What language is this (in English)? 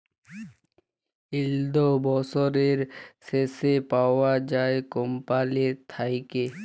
Bangla